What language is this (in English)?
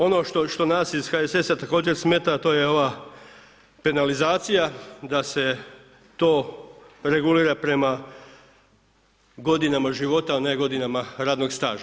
Croatian